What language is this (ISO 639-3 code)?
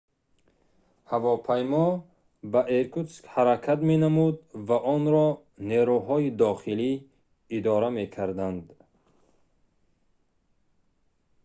tgk